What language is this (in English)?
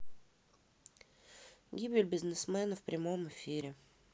Russian